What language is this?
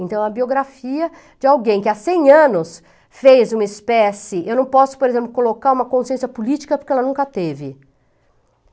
Portuguese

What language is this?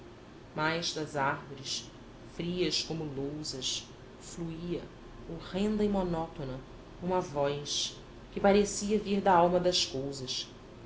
Portuguese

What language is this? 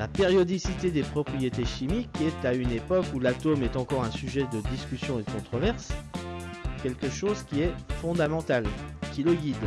French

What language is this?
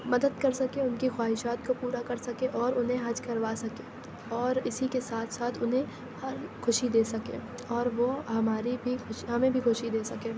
Urdu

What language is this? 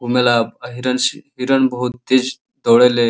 Bhojpuri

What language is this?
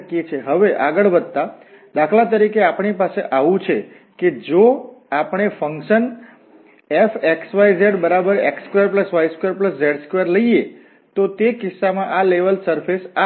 Gujarati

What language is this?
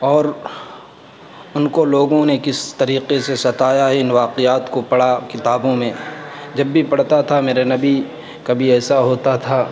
Urdu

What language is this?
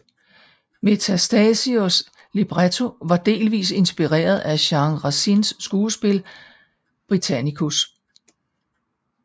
Danish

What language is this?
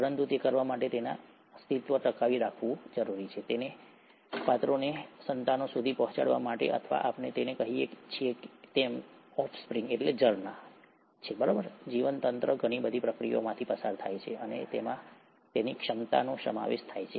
Gujarati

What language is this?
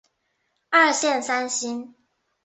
Chinese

